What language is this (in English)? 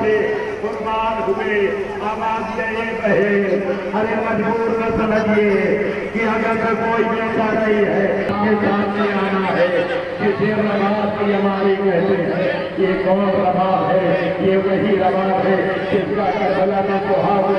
Hindi